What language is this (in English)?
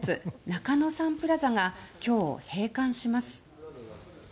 Japanese